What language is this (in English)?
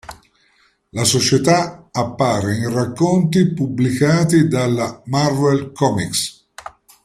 Italian